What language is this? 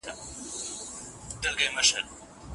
Pashto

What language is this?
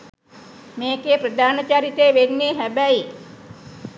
Sinhala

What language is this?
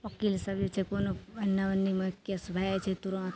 Maithili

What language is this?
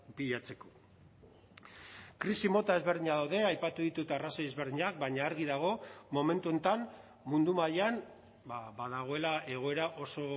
Basque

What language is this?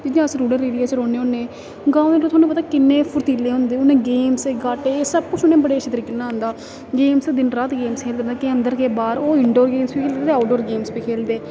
Dogri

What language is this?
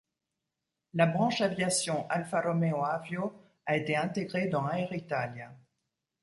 French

